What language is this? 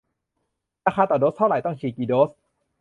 Thai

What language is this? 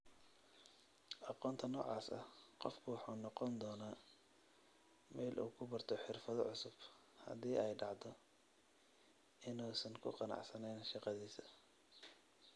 Somali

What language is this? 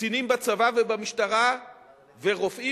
Hebrew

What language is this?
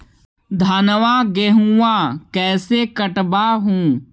Magahi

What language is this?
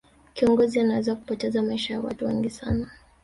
Swahili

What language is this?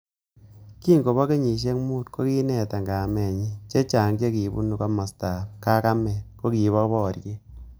Kalenjin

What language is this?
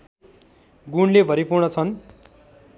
Nepali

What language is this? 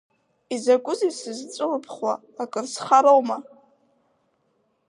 Abkhazian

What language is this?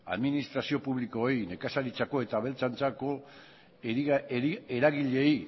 Basque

